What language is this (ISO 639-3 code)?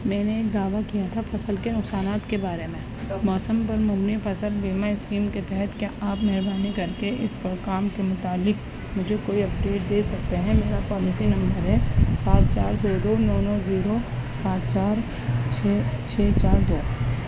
urd